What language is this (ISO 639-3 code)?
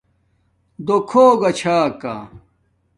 dmk